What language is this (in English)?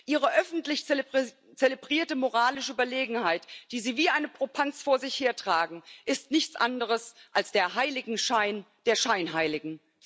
German